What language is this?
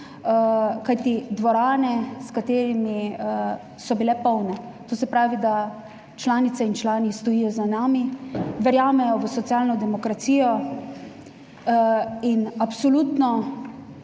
Slovenian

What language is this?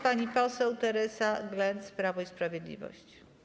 Polish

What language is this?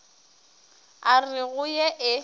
Northern Sotho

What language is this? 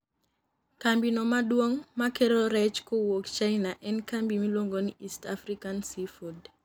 Luo (Kenya and Tanzania)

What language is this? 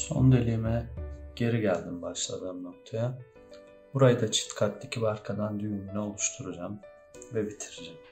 Turkish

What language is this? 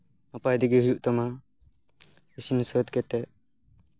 Santali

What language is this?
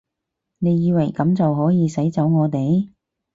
Cantonese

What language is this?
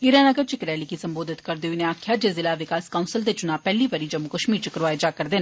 Dogri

